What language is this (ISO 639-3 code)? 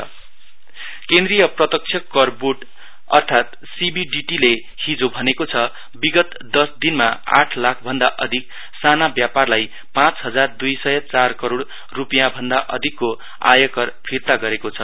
nep